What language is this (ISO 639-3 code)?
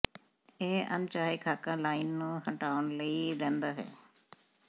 pan